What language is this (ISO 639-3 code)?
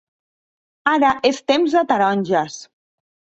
cat